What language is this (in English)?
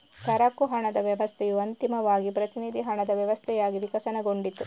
Kannada